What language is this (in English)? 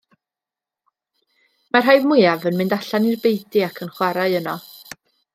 Welsh